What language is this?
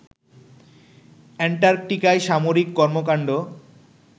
Bangla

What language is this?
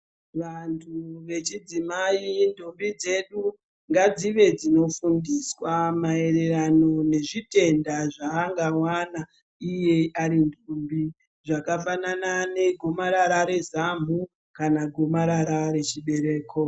Ndau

